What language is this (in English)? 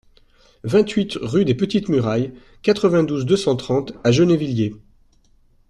French